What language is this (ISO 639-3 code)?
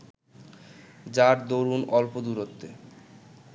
ben